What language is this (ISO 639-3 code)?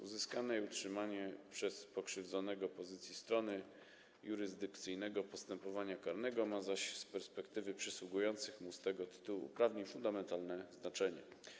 pol